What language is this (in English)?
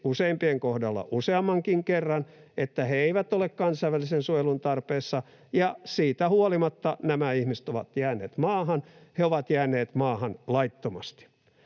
Finnish